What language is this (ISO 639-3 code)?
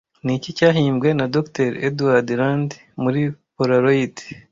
kin